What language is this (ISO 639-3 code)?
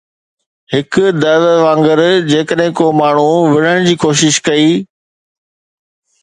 snd